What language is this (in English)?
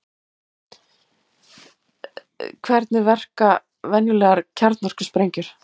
Icelandic